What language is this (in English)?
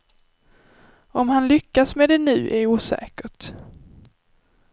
Swedish